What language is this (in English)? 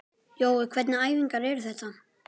Icelandic